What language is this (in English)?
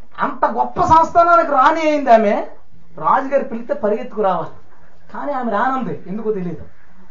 Telugu